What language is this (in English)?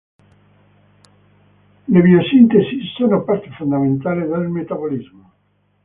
Italian